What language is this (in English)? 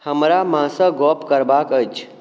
Maithili